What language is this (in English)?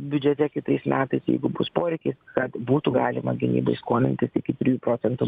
Lithuanian